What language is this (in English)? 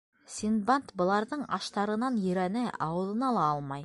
Bashkir